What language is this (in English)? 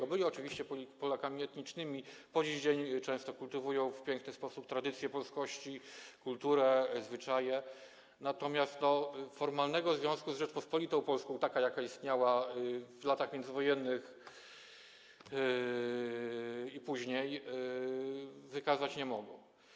Polish